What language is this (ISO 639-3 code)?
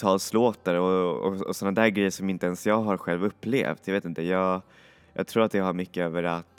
swe